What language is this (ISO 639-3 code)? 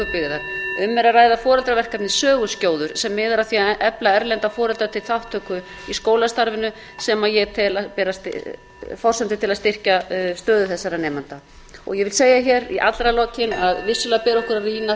isl